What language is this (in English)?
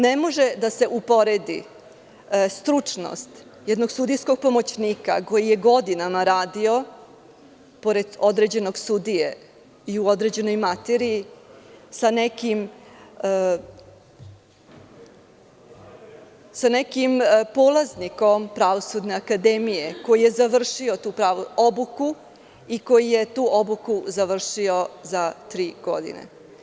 Serbian